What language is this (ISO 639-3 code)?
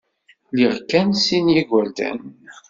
kab